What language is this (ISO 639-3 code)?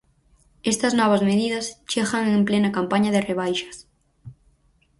glg